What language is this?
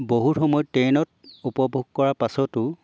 Assamese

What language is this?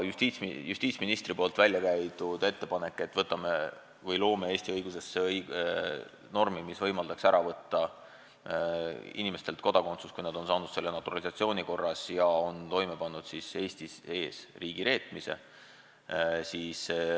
Estonian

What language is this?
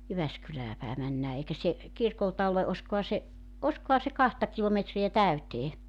Finnish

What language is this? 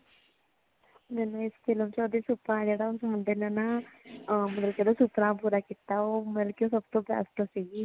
Punjabi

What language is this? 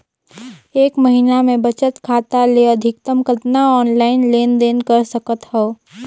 Chhattisgarhi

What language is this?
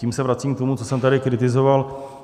Czech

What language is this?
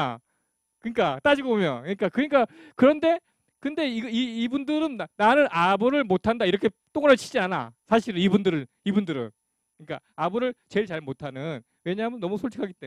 Korean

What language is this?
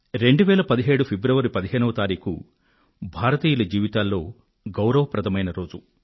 Telugu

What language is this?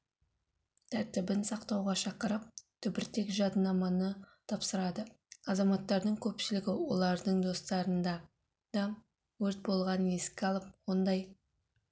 Kazakh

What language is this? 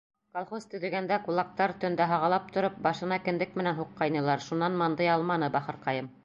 Bashkir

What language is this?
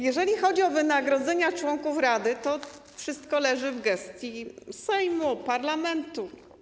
Polish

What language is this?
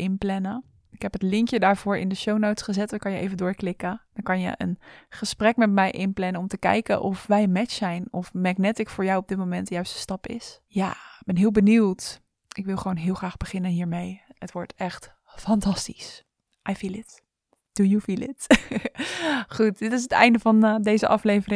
Dutch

